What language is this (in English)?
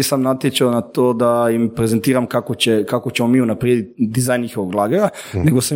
Croatian